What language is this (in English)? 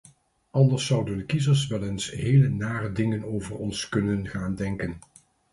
Dutch